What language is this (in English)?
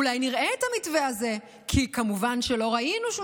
Hebrew